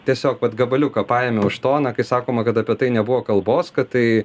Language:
Lithuanian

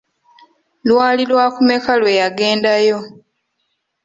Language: Ganda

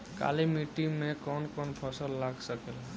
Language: Bhojpuri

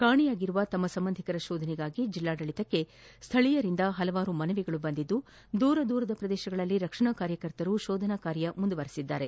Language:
Kannada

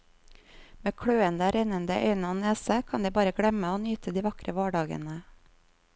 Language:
Norwegian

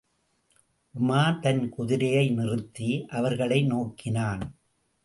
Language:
Tamil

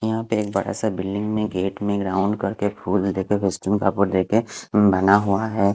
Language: Hindi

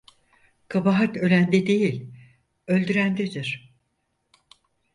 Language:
Turkish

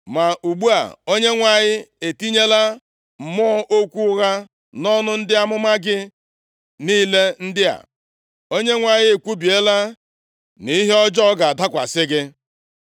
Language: Igbo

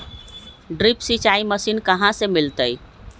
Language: Magahi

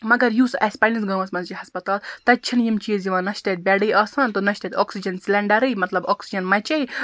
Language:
Kashmiri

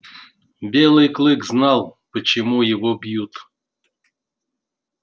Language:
Russian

